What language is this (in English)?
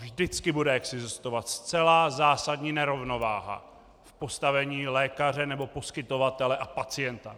Czech